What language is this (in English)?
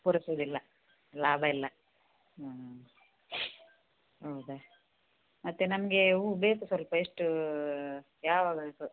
Kannada